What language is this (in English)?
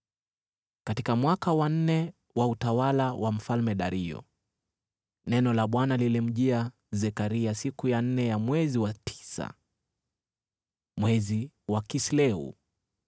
Swahili